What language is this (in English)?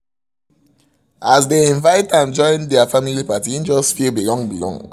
Nigerian Pidgin